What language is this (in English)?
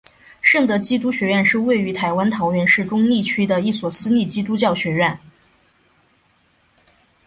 Chinese